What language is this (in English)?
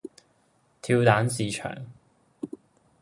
Cantonese